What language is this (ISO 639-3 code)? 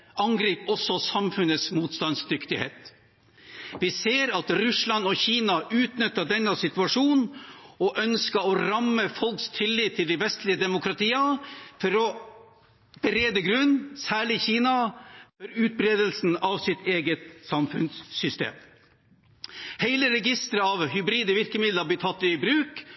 nob